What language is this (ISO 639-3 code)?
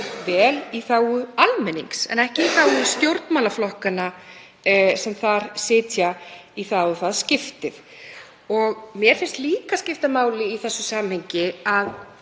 isl